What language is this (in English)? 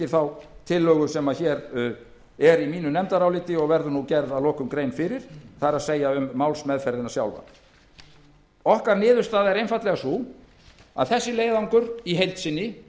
Icelandic